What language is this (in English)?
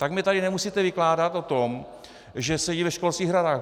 Czech